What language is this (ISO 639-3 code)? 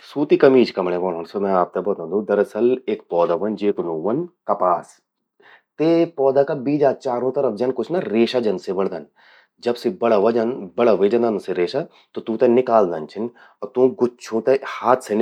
gbm